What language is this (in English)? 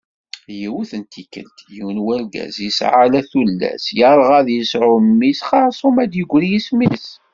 Kabyle